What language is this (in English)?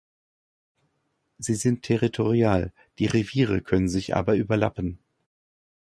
German